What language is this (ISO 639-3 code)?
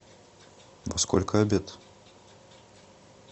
rus